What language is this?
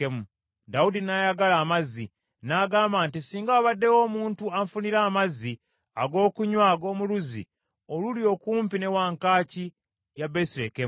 Ganda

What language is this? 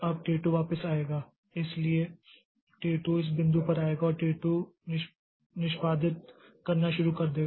Hindi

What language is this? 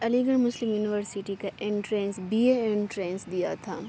Urdu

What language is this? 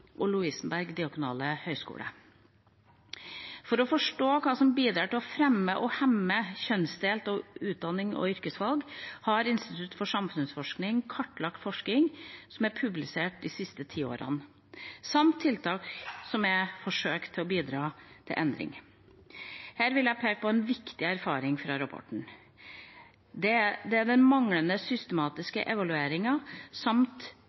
Norwegian Bokmål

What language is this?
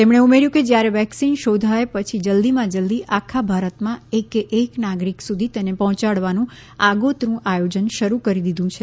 Gujarati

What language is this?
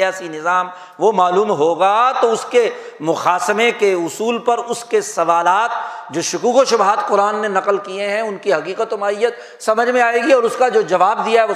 Urdu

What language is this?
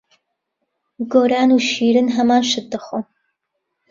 Central Kurdish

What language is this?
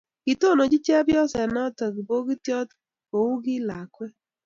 Kalenjin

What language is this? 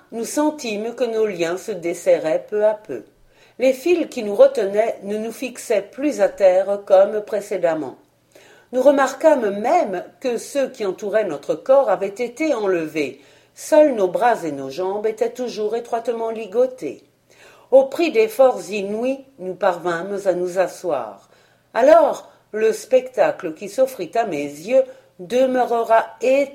French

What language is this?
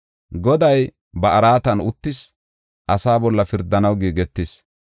Gofa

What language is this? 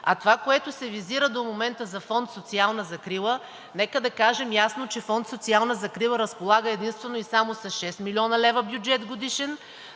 Bulgarian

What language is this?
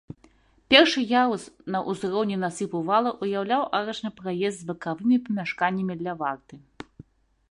Belarusian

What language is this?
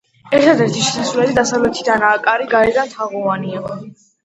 Georgian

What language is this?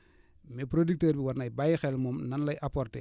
Wolof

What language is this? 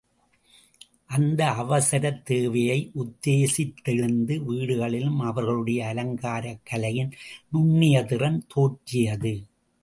Tamil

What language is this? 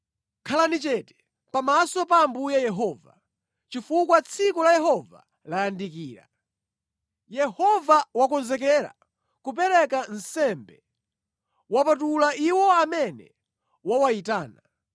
Nyanja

